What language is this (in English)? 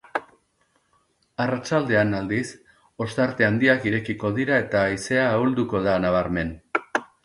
Basque